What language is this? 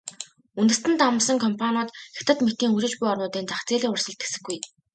Mongolian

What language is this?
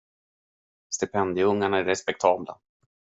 Swedish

